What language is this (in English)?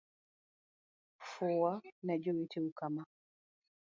Luo (Kenya and Tanzania)